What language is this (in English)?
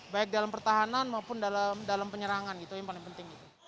Indonesian